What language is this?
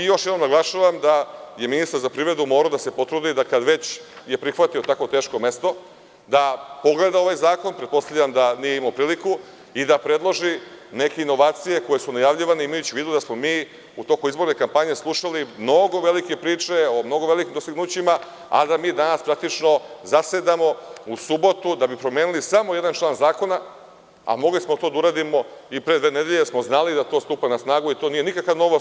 Serbian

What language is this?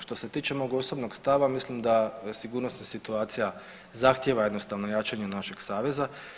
Croatian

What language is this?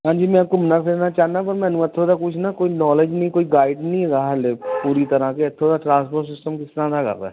Punjabi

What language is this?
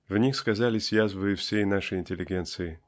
Russian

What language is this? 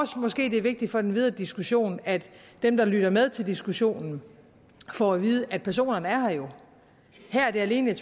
Danish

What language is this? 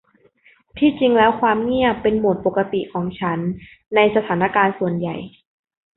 Thai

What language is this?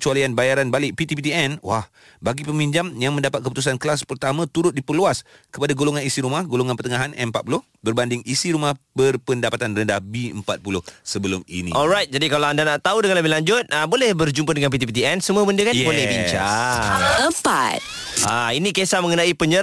Malay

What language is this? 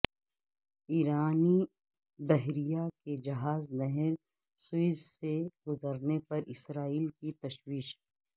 Urdu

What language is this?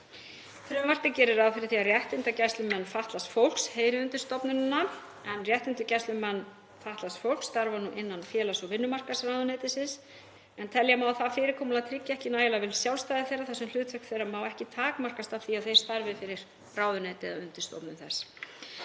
Icelandic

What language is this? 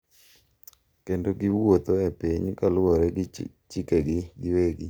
Luo (Kenya and Tanzania)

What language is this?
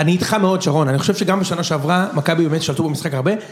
Hebrew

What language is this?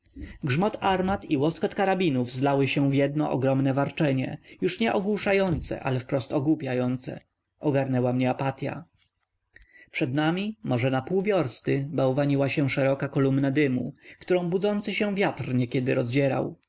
Polish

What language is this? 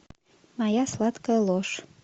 Russian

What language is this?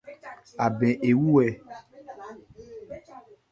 Ebrié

